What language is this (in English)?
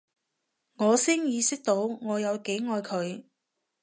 Cantonese